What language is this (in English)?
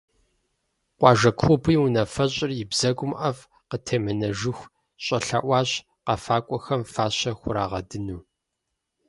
Kabardian